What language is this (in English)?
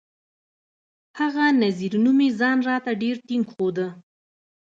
Pashto